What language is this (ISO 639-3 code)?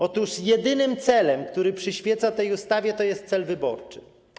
pol